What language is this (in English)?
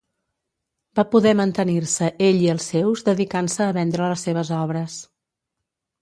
Catalan